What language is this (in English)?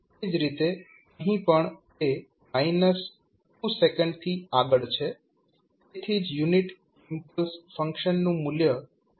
Gujarati